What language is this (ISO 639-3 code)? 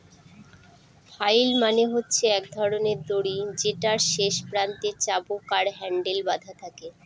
ben